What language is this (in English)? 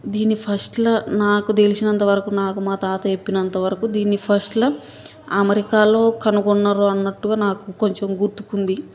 Telugu